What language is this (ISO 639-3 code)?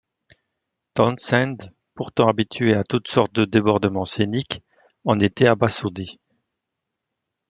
fra